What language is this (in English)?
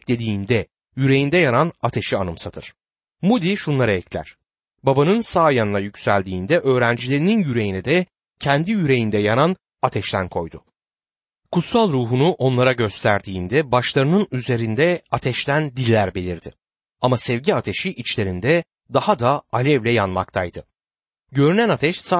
Turkish